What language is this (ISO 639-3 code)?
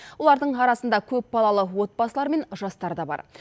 kaz